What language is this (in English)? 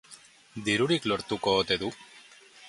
Basque